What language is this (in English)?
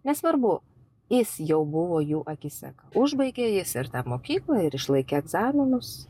Lithuanian